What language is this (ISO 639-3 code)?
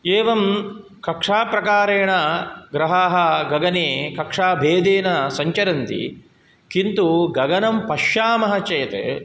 san